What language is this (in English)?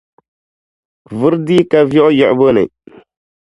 Dagbani